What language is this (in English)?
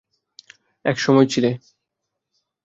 Bangla